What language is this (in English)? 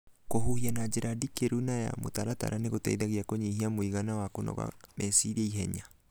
Kikuyu